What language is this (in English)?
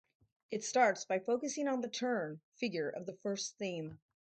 English